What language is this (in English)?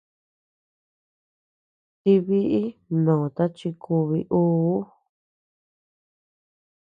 Tepeuxila Cuicatec